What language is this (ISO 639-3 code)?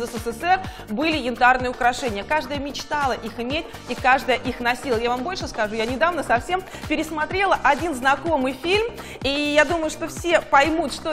rus